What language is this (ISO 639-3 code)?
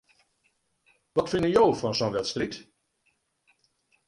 fry